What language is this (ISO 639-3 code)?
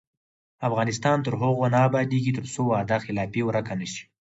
pus